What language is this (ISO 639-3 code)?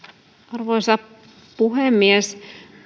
fin